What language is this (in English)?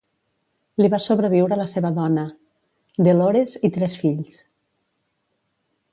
Catalan